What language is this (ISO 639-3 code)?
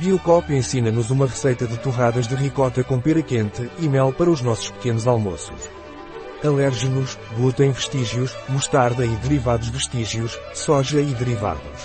por